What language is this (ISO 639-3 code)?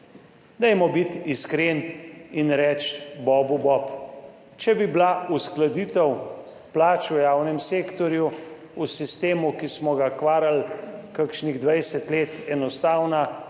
slv